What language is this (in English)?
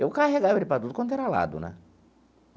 Portuguese